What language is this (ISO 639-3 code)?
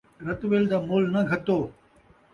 skr